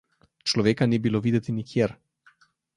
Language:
Slovenian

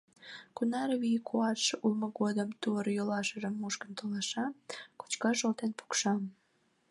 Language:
Mari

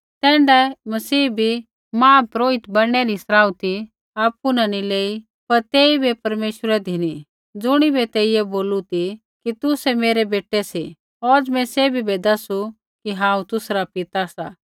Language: Kullu Pahari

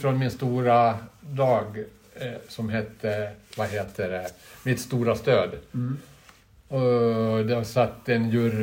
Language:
Swedish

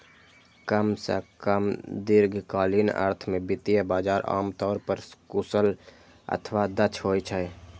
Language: Maithili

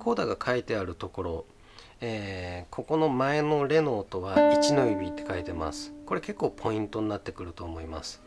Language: Japanese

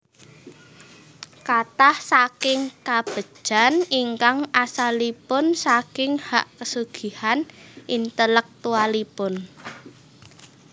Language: Javanese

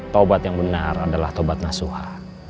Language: Indonesian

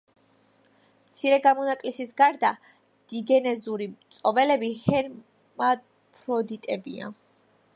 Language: Georgian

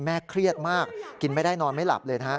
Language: Thai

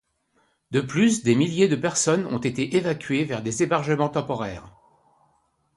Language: French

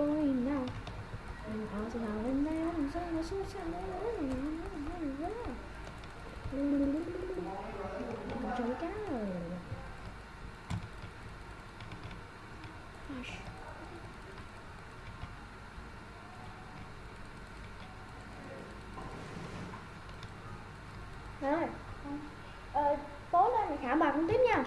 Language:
Vietnamese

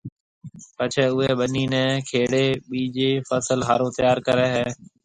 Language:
Marwari (Pakistan)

